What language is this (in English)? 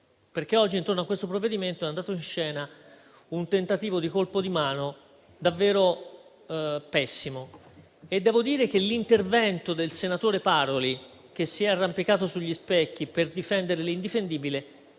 Italian